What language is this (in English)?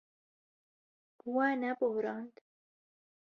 Kurdish